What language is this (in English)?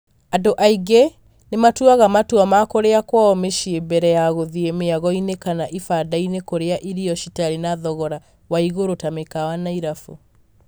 Kikuyu